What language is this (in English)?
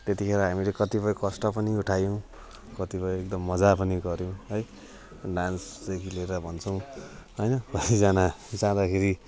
Nepali